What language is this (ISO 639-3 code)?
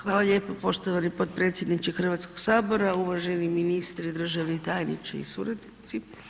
hrv